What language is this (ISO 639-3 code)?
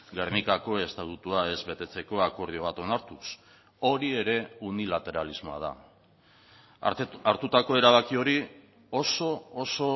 eus